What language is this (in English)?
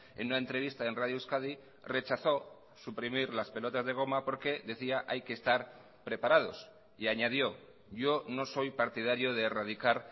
Spanish